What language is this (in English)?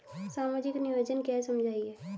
Hindi